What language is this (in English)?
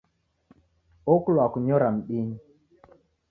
Taita